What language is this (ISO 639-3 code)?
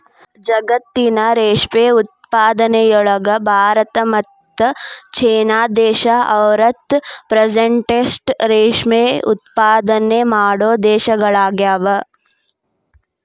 kan